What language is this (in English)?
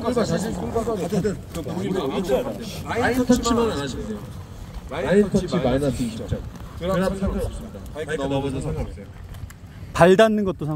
Korean